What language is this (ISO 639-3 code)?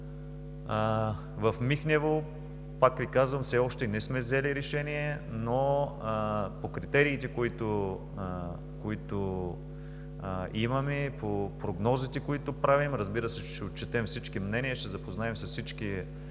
bul